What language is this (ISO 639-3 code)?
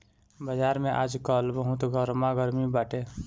bho